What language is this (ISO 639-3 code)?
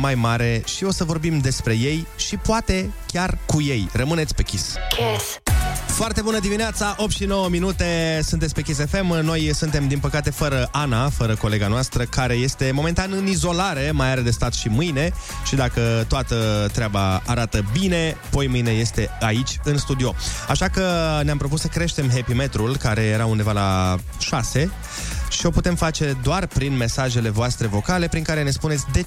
ron